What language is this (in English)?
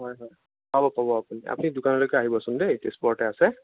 Assamese